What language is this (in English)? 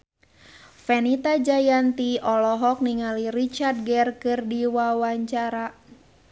Sundanese